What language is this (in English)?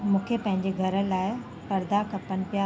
Sindhi